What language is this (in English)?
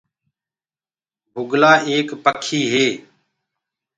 Gurgula